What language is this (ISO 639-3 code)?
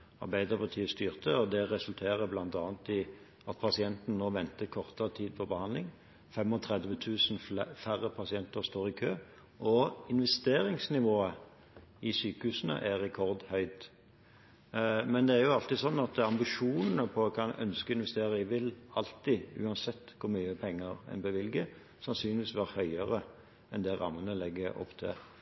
nob